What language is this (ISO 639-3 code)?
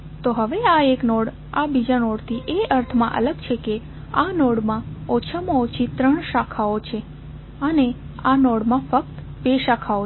guj